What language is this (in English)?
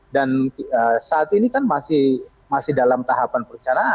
Indonesian